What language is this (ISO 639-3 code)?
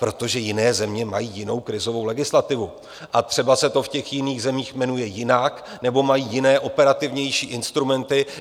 ces